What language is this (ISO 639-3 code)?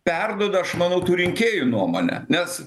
lit